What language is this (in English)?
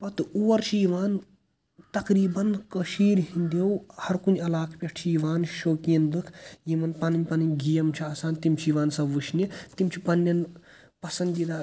Kashmiri